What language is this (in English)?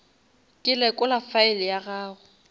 Northern Sotho